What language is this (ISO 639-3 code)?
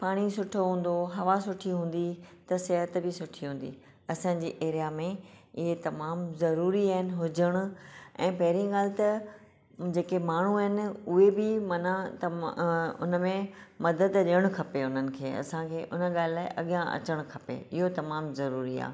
snd